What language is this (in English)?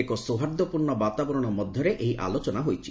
Odia